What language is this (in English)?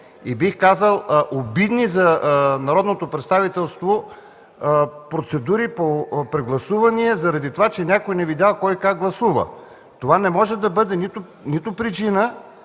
Bulgarian